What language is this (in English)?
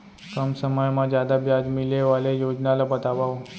Chhattisgarhi